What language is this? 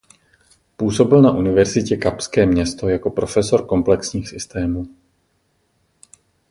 Czech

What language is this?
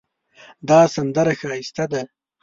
Pashto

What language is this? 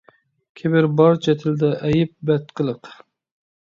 Uyghur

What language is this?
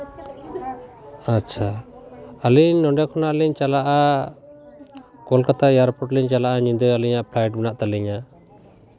Santali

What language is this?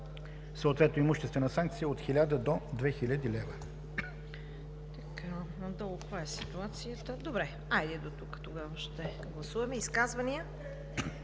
Bulgarian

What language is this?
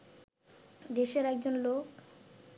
Bangla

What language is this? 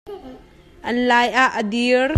Hakha Chin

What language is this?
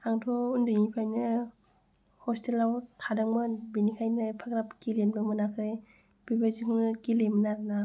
Bodo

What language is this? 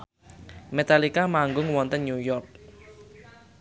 Javanese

